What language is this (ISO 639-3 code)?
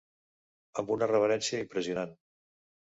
cat